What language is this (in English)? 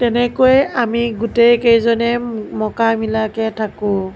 Assamese